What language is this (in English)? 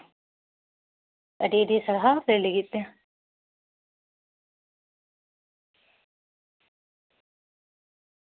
Santali